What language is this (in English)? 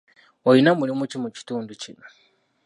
Ganda